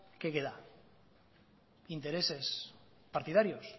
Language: Spanish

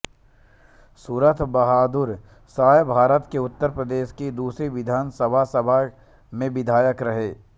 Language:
Hindi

